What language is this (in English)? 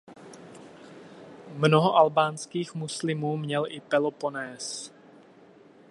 Czech